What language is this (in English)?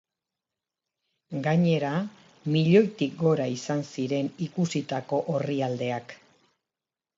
Basque